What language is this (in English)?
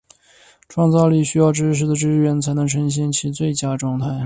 Chinese